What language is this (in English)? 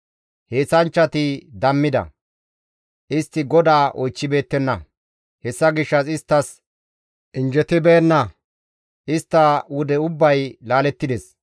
Gamo